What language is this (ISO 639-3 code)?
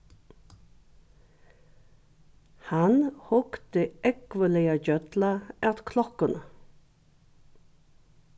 fao